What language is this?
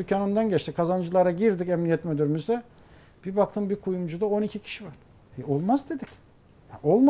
Turkish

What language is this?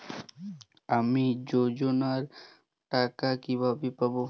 Bangla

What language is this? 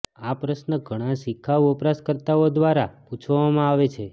Gujarati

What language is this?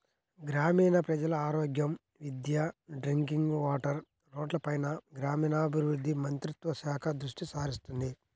Telugu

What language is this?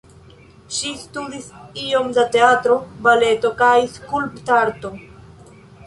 Esperanto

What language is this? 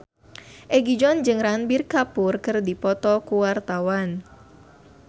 Sundanese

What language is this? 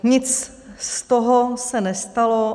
Czech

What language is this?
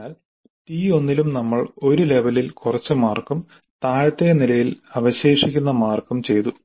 Malayalam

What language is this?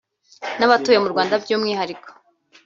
Kinyarwanda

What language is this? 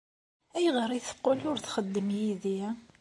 Kabyle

